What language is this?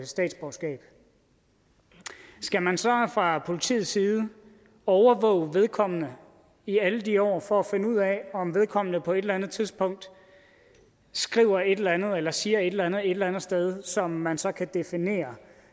Danish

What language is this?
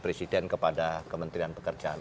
Indonesian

